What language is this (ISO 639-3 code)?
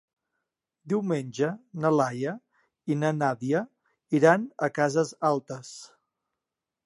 cat